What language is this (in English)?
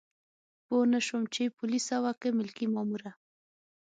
Pashto